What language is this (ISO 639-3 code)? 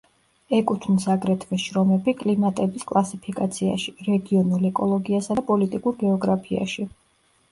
kat